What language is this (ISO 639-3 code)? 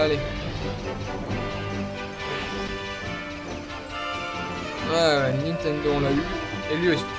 fra